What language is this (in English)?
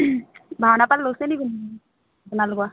Assamese